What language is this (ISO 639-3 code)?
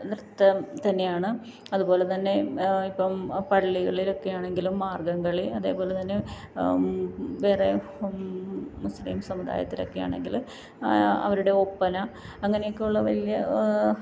mal